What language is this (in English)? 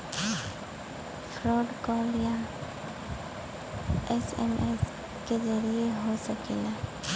Bhojpuri